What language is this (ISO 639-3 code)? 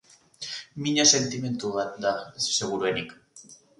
eus